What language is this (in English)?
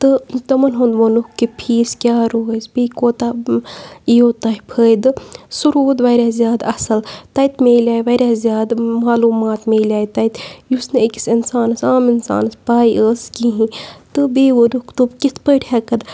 Kashmiri